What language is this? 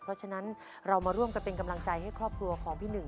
Thai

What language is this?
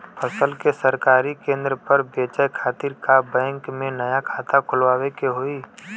Bhojpuri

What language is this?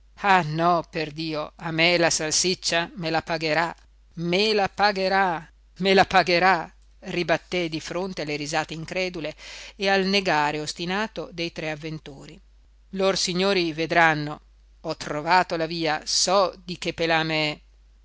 Italian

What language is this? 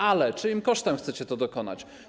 Polish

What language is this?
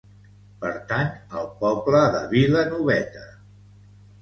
Catalan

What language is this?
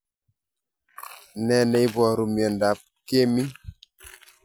Kalenjin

